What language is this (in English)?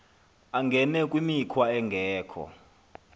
Xhosa